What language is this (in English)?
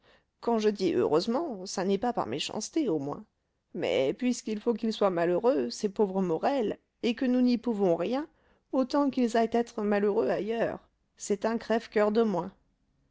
French